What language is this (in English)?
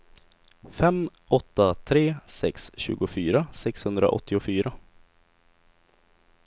Swedish